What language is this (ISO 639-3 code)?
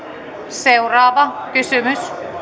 fin